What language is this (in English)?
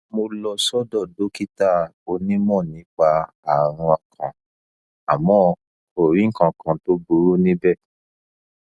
Yoruba